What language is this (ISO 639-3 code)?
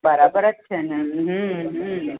guj